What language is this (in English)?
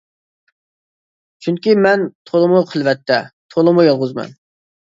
Uyghur